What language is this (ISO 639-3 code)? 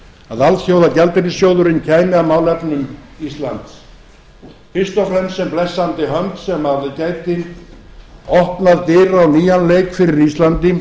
isl